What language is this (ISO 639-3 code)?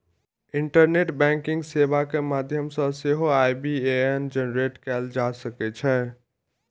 mai